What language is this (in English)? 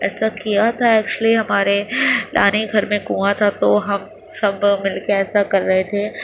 Urdu